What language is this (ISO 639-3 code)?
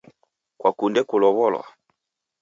dav